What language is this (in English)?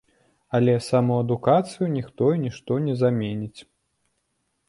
Belarusian